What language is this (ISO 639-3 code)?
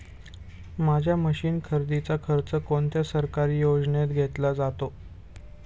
mar